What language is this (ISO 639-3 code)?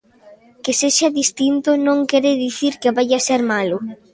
glg